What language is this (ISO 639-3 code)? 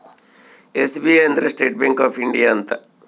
kan